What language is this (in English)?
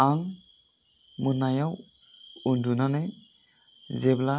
Bodo